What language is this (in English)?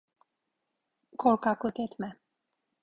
Turkish